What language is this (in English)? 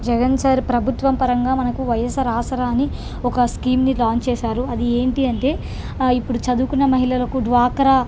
Telugu